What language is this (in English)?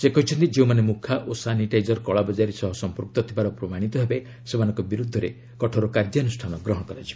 Odia